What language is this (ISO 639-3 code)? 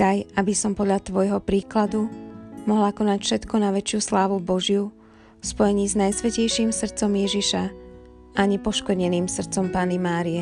slk